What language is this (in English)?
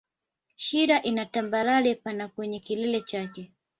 Swahili